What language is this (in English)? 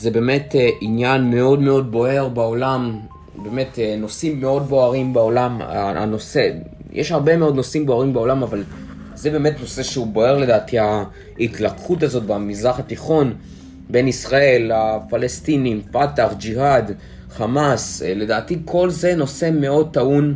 Hebrew